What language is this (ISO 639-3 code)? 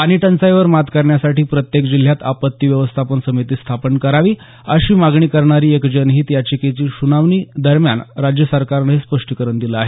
mar